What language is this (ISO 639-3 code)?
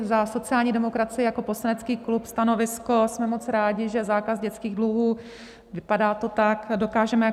ces